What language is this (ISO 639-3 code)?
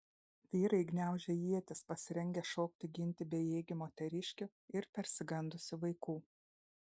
lit